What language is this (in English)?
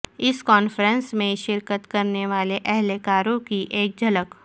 Urdu